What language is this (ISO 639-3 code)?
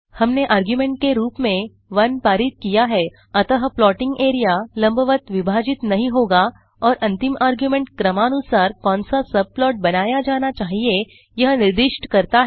hin